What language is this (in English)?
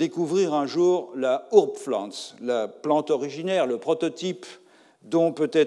French